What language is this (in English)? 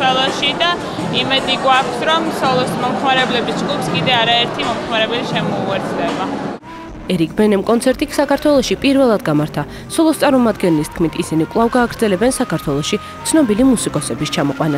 Russian